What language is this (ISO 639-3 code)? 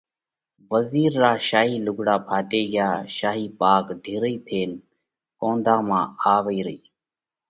kvx